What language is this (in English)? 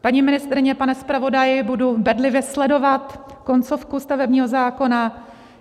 Czech